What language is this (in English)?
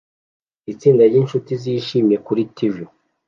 Kinyarwanda